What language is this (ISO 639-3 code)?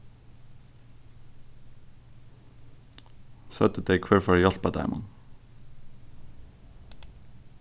fao